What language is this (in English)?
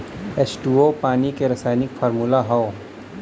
Bhojpuri